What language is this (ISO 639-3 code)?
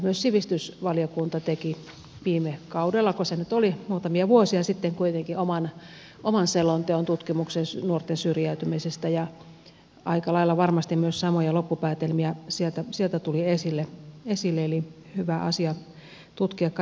fin